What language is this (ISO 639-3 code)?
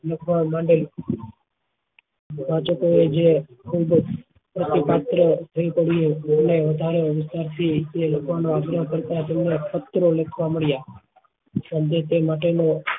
guj